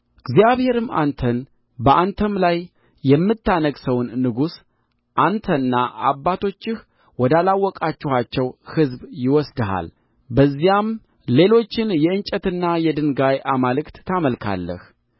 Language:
Amharic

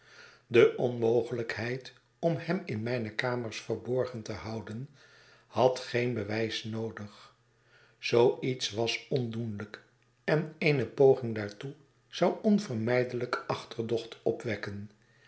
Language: Dutch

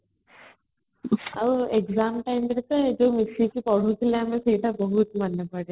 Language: Odia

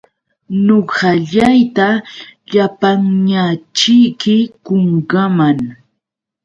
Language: Yauyos Quechua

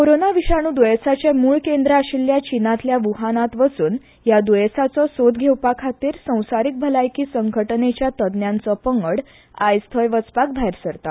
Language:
Konkani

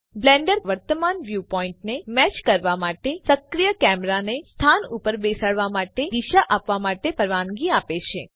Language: Gujarati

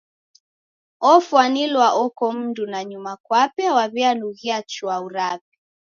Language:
Taita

